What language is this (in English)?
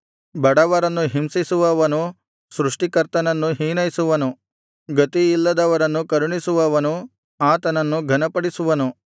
Kannada